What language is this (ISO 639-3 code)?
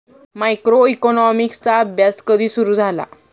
mar